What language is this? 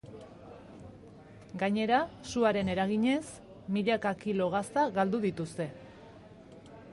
Basque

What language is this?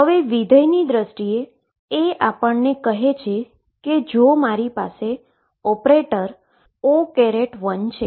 Gujarati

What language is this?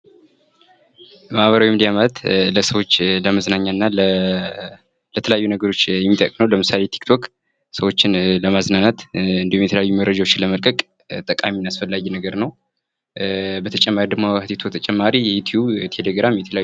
Amharic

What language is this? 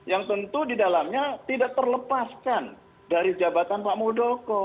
Indonesian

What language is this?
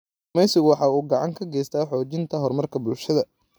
Somali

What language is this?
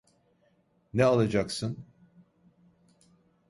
Turkish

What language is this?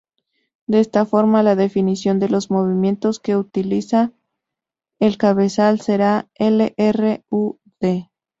Spanish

